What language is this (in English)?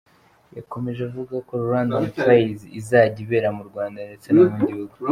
Kinyarwanda